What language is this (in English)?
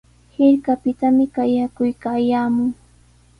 Sihuas Ancash Quechua